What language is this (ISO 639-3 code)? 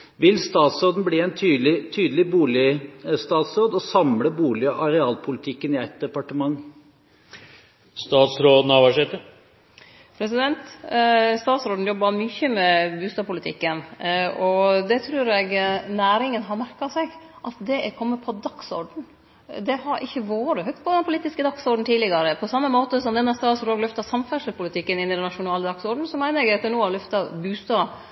nor